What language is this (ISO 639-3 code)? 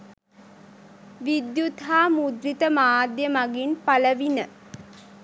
sin